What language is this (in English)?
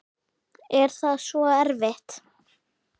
Icelandic